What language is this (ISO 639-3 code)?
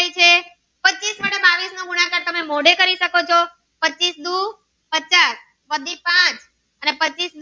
guj